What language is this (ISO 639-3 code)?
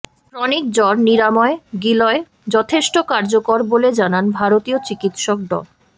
ben